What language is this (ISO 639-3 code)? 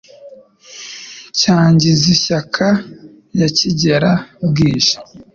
kin